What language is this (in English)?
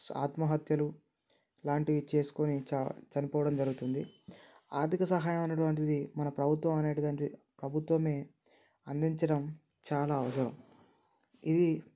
Telugu